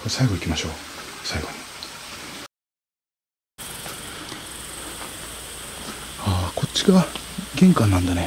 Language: Japanese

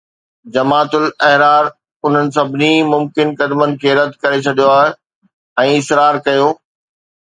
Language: Sindhi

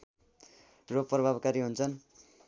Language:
Nepali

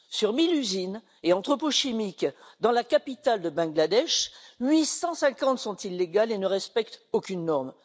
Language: French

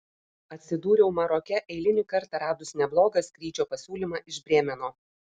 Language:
Lithuanian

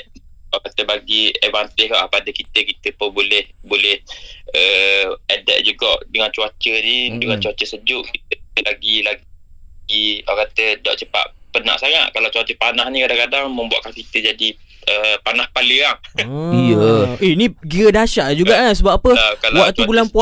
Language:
Malay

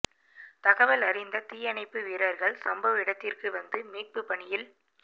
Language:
Tamil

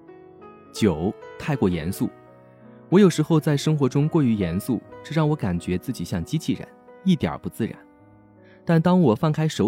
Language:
Chinese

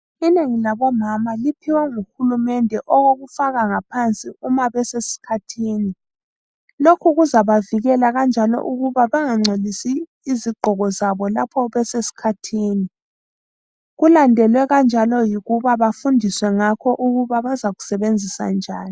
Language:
North Ndebele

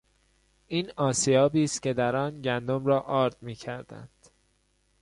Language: Persian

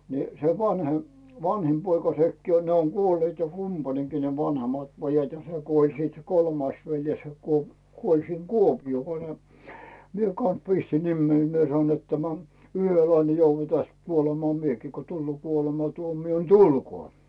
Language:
Finnish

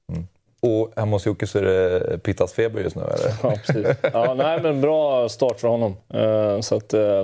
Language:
Swedish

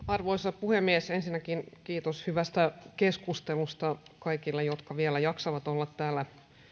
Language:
Finnish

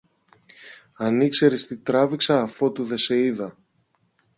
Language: Greek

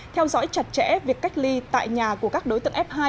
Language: Vietnamese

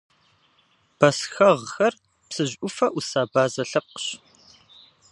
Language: Kabardian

